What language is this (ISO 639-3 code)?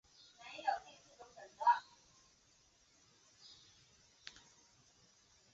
zho